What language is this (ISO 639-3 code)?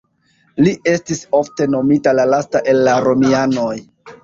epo